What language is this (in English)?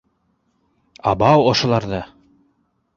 Bashkir